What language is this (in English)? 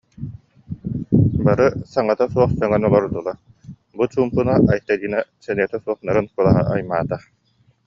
Yakut